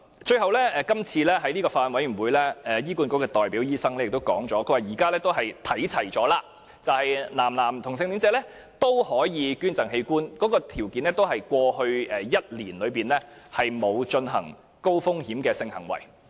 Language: Cantonese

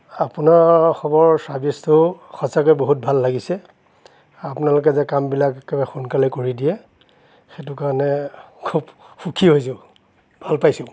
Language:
Assamese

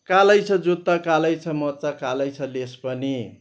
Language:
Nepali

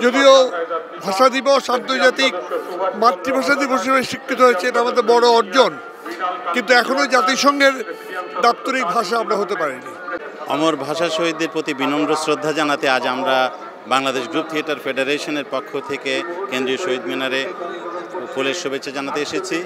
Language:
Turkish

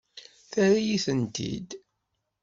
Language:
Kabyle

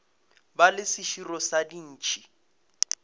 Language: Northern Sotho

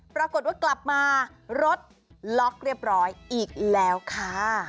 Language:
Thai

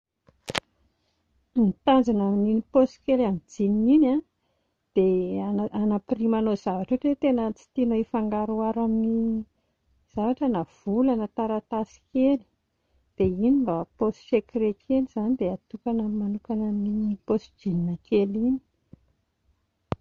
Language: Malagasy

